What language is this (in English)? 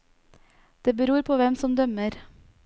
Norwegian